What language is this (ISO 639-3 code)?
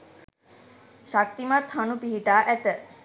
sin